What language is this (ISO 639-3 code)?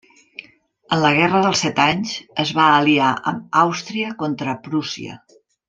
cat